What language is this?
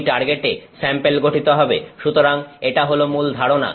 Bangla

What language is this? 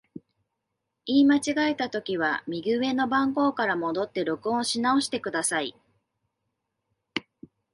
Japanese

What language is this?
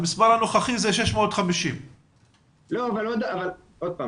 Hebrew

